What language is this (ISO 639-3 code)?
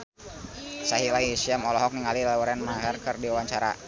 sun